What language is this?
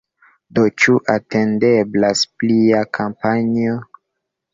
Esperanto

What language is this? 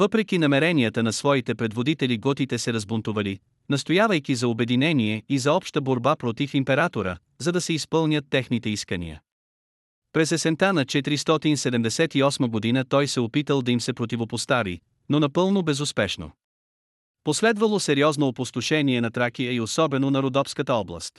Bulgarian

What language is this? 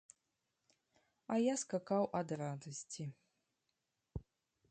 Belarusian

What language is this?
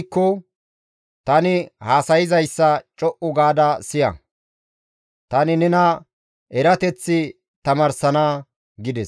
Gamo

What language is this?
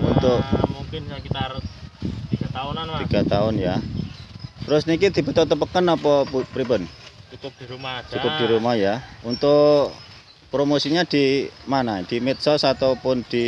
Indonesian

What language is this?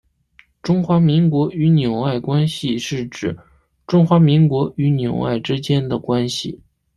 Chinese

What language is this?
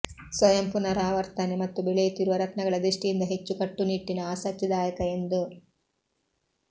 Kannada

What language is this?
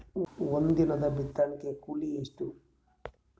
Kannada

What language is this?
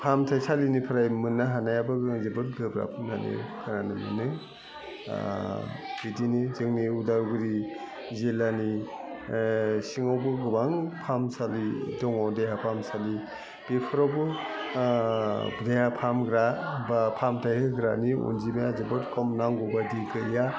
Bodo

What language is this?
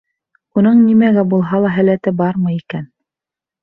Bashkir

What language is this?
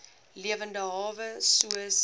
Afrikaans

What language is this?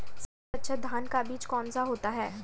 Hindi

